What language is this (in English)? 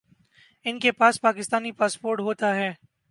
Urdu